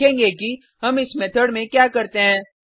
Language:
Hindi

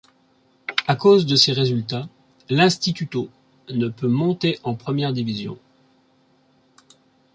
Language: French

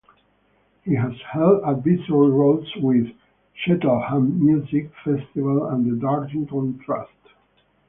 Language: English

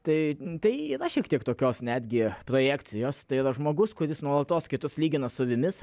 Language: Lithuanian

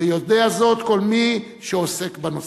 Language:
Hebrew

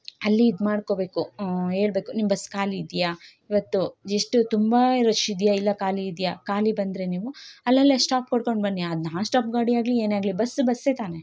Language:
Kannada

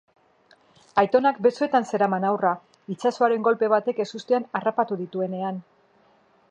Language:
Basque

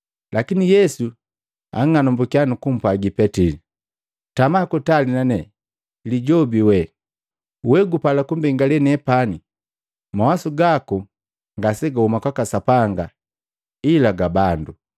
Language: Matengo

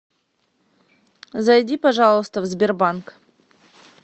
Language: Russian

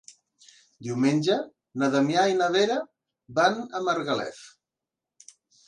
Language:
Catalan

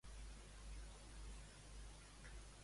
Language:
Catalan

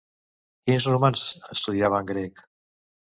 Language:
Catalan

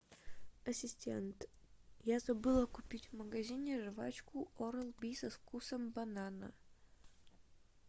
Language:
Russian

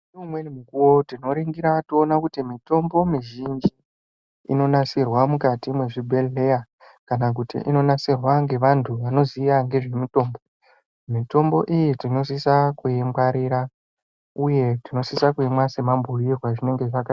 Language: Ndau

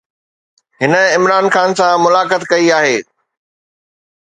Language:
Sindhi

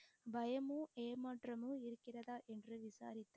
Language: Tamil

